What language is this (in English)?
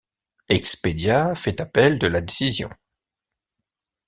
French